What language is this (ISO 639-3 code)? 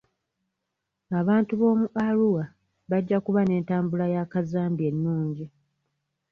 lug